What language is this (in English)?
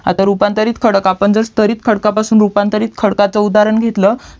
Marathi